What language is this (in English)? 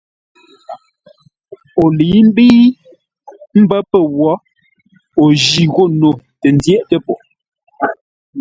Ngombale